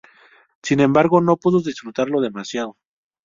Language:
Spanish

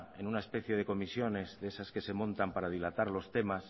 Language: Spanish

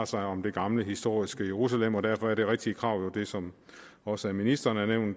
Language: Danish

